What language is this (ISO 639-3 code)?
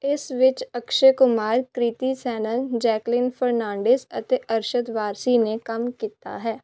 pan